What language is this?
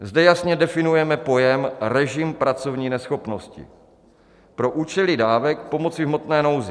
Czech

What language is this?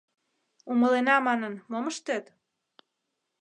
Mari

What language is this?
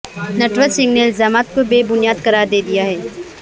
Urdu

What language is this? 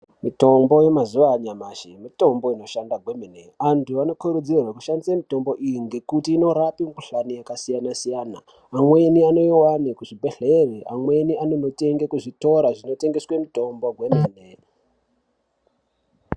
Ndau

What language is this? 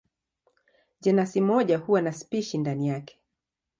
Swahili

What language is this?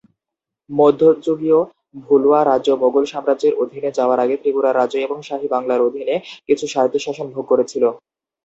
Bangla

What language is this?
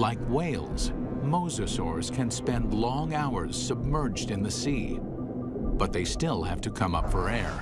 English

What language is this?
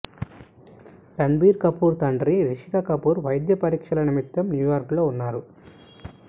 Telugu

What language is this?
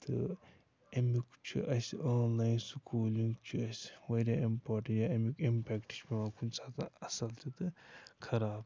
Kashmiri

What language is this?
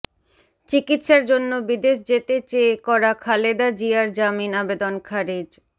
Bangla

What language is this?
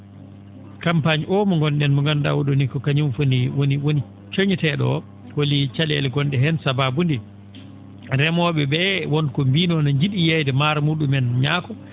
Fula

